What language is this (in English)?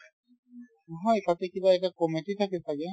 Assamese